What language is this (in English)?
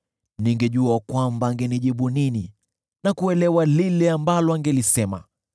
Swahili